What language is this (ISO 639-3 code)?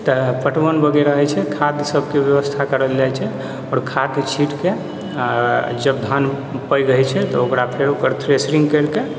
mai